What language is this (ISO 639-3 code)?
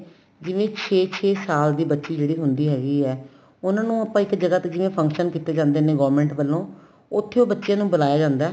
pan